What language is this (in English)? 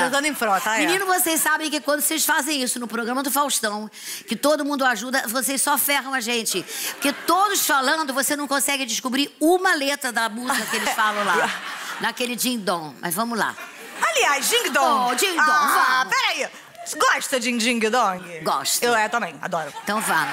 Portuguese